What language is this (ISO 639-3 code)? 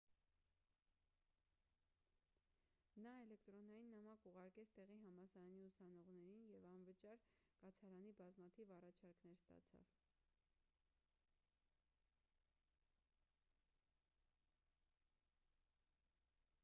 hye